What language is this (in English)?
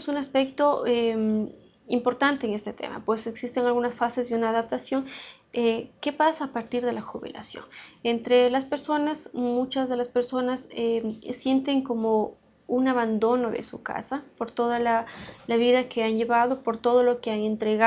Spanish